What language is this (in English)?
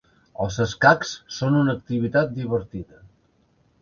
Catalan